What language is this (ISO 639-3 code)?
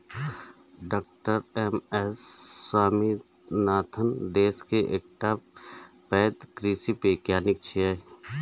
mai